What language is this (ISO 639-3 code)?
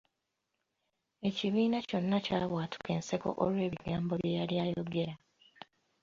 lug